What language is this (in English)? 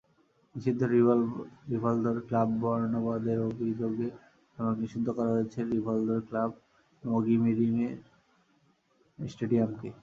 Bangla